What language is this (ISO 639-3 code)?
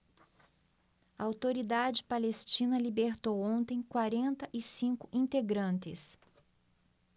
por